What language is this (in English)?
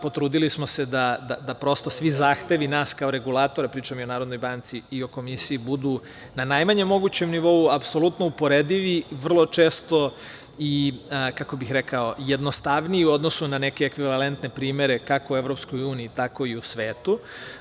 Serbian